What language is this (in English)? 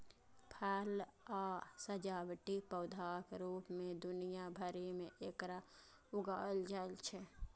Maithili